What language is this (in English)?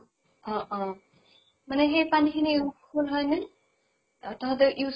Assamese